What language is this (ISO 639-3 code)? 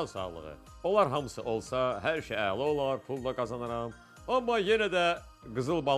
tur